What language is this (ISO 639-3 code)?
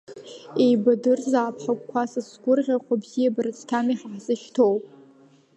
abk